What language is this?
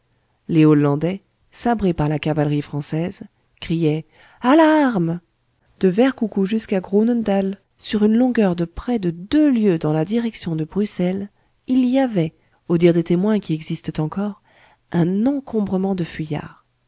French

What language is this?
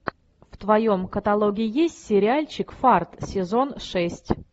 Russian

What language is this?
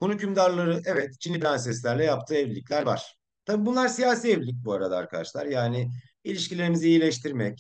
Turkish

